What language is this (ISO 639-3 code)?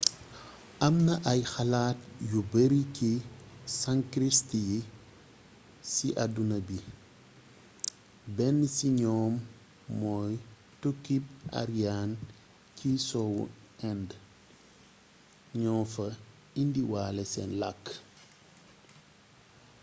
wol